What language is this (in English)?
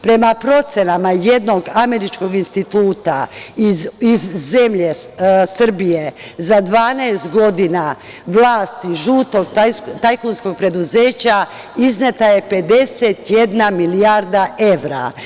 Serbian